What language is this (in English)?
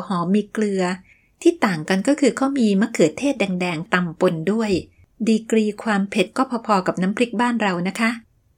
Thai